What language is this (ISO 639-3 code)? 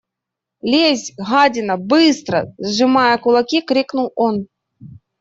rus